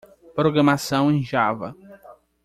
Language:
Portuguese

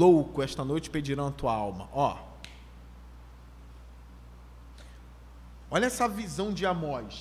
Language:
Portuguese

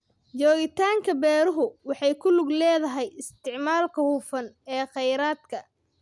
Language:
Somali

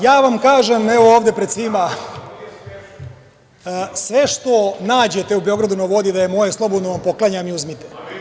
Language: Serbian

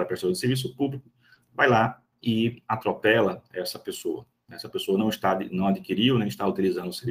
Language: Portuguese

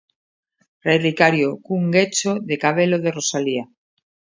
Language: Galician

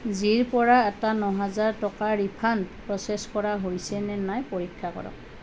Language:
Assamese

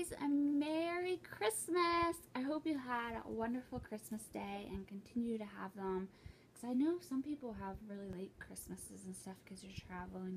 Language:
English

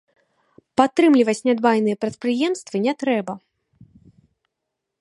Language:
Belarusian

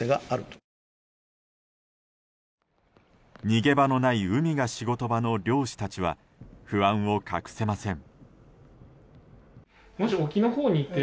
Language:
Japanese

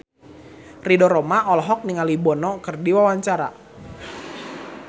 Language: Sundanese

